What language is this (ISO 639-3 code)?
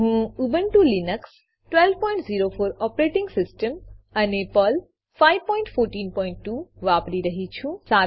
guj